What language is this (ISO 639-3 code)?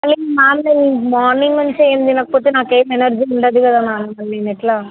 tel